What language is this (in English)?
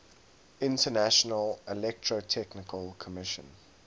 English